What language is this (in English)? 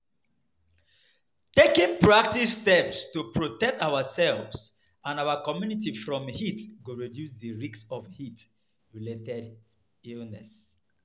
Nigerian Pidgin